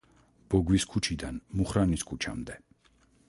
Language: Georgian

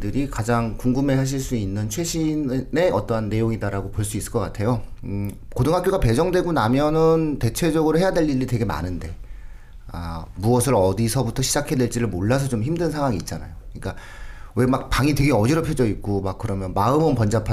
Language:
Korean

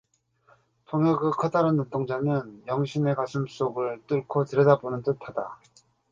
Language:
Korean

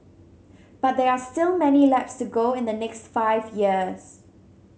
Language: English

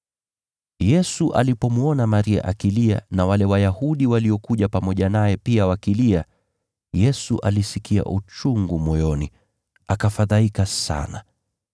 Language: Swahili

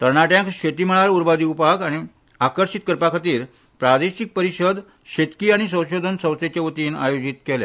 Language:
Konkani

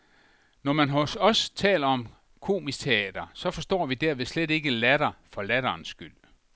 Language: Danish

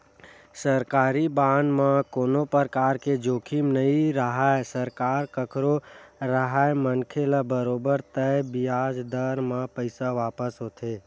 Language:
Chhattisgarhi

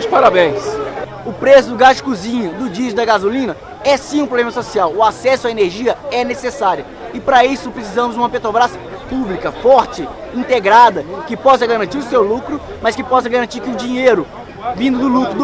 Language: Portuguese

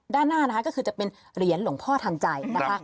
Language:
Thai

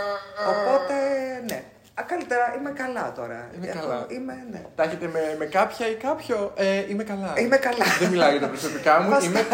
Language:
Greek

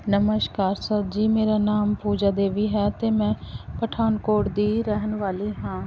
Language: Punjabi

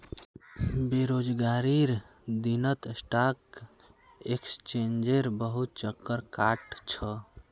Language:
Magahi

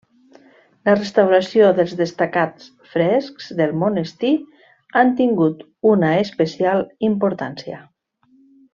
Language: Catalan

